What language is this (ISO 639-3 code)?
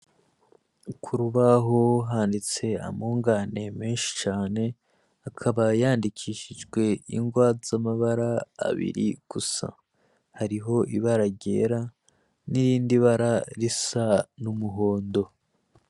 run